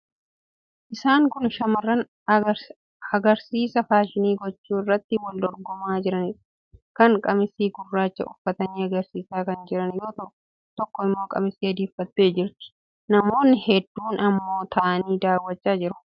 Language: Oromo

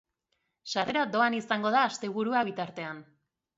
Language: Basque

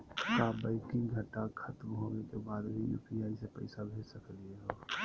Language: Magahi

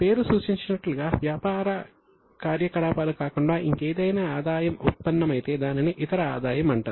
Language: Telugu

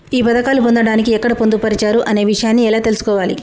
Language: Telugu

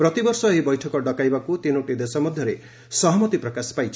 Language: Odia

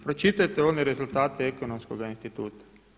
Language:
Croatian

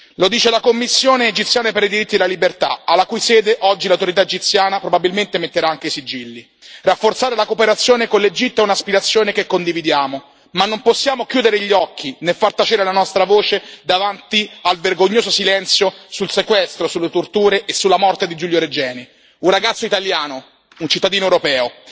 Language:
Italian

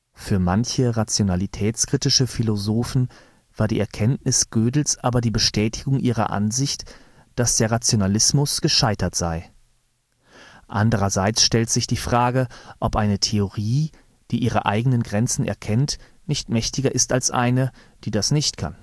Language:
German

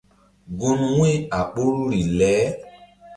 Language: Mbum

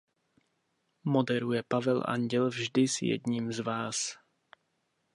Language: Czech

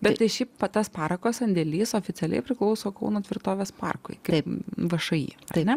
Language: Lithuanian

